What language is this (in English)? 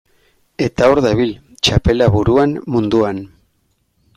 Basque